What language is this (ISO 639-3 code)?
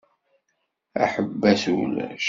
kab